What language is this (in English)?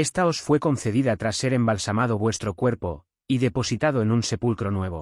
Spanish